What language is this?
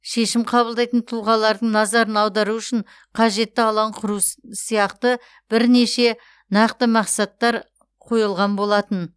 Kazakh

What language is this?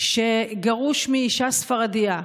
Hebrew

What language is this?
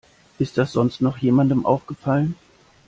German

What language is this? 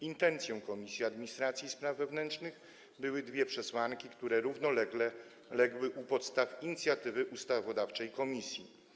Polish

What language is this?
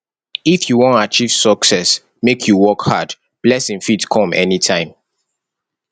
Nigerian Pidgin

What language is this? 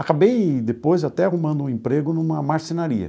Portuguese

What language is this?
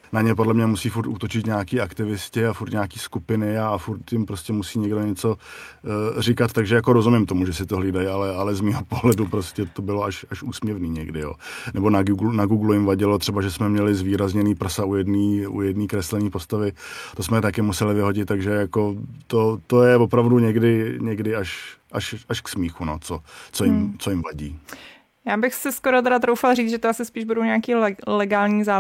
Czech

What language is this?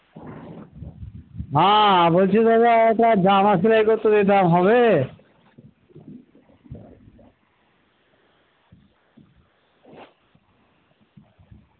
Bangla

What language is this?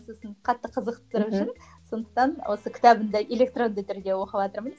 Kazakh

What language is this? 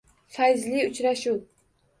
Uzbek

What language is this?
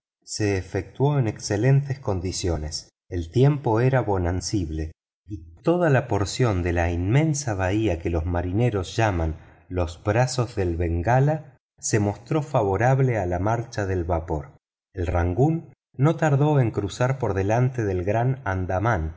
Spanish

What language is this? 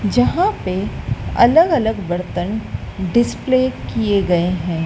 Hindi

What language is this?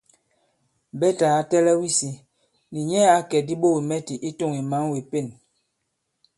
Bankon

